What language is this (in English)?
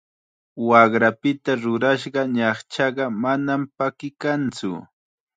Chiquián Ancash Quechua